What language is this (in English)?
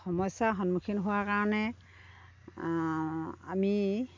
Assamese